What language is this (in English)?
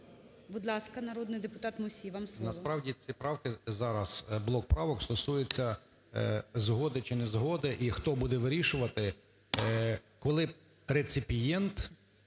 Ukrainian